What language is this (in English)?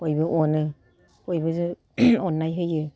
Bodo